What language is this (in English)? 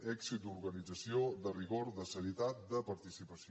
Catalan